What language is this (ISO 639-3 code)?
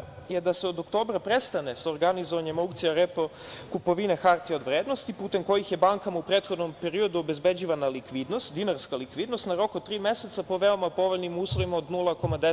srp